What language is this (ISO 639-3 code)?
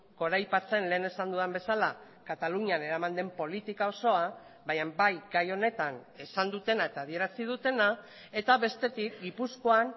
eus